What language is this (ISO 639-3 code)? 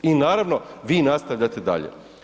hrv